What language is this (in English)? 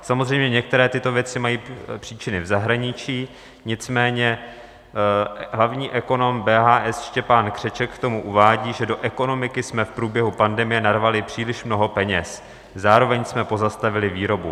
Czech